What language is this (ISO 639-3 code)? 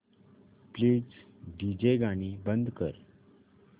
mar